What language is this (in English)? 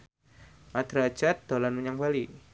Javanese